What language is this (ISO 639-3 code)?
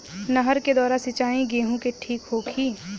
bho